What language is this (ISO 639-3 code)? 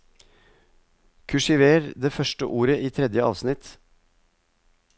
nor